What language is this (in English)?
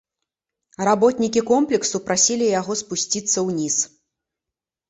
Belarusian